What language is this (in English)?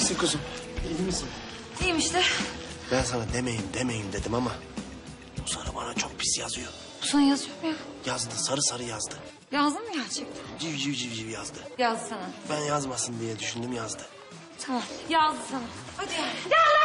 Turkish